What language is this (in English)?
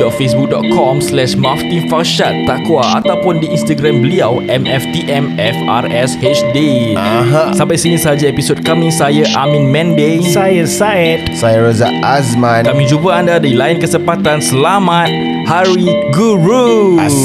Malay